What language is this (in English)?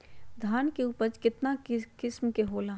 Magahi